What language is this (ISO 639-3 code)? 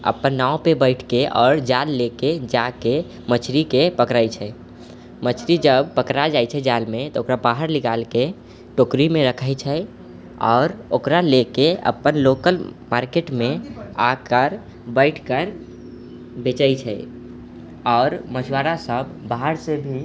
mai